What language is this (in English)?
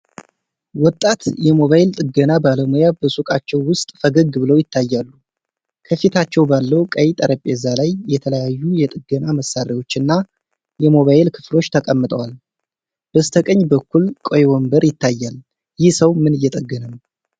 Amharic